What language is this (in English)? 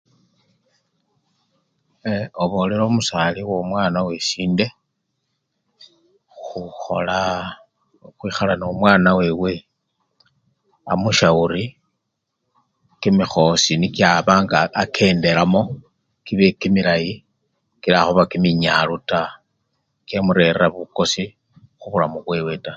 Luyia